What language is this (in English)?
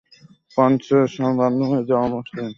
Bangla